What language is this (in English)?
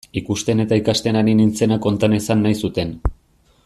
Basque